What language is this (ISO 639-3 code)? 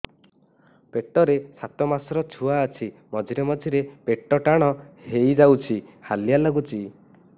ori